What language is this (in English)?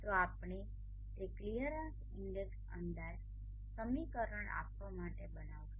Gujarati